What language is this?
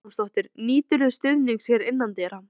Icelandic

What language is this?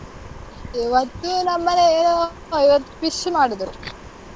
Kannada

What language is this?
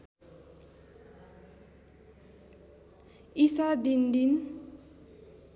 Nepali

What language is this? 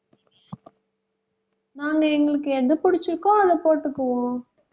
Tamil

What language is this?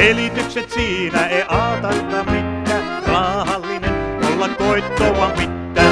Finnish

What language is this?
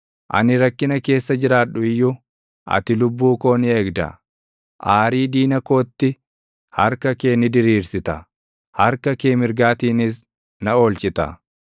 Oromo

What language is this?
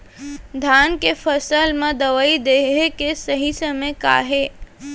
Chhattisgarhi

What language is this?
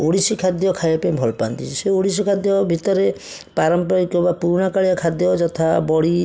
Odia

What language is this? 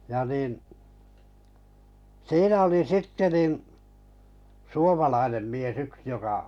Finnish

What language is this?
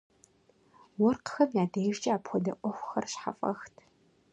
Kabardian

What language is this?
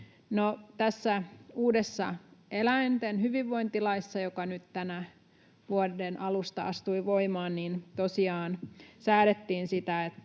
Finnish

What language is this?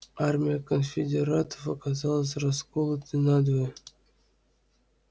Russian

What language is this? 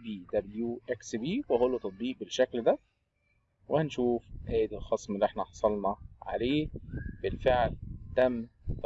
Arabic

